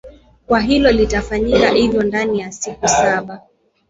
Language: Swahili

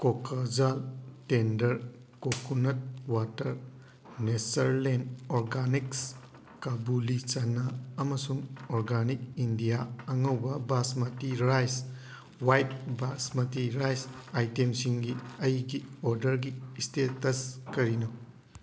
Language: Manipuri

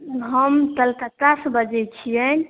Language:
Maithili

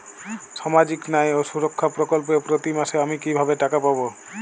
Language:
Bangla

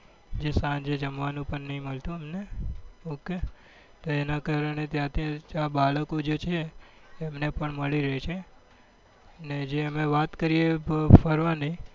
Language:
Gujarati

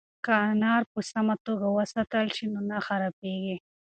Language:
Pashto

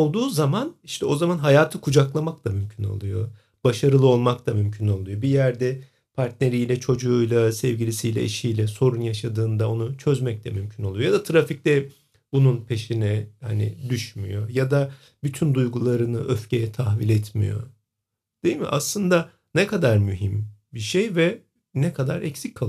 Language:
Turkish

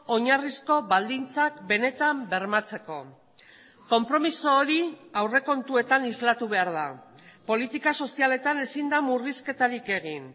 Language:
Basque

